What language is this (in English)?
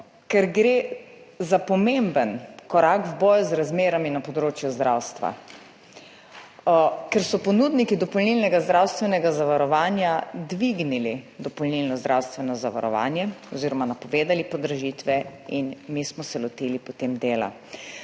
Slovenian